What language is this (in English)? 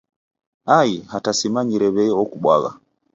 Taita